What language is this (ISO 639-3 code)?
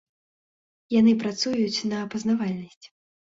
bel